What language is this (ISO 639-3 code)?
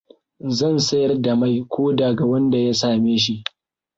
hau